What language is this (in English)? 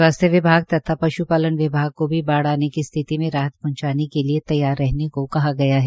Hindi